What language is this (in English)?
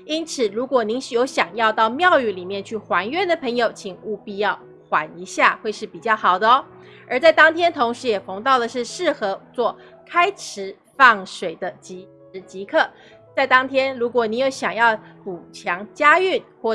Chinese